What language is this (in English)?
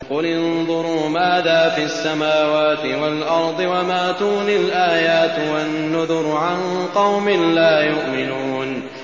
Arabic